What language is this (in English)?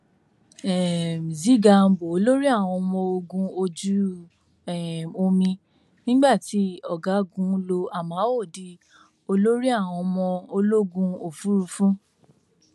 Yoruba